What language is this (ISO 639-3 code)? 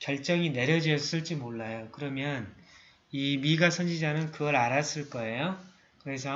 kor